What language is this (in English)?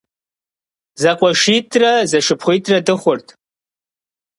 Kabardian